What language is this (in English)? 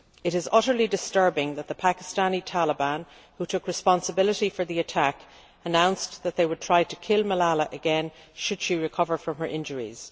English